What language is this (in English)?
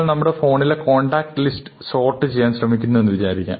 Malayalam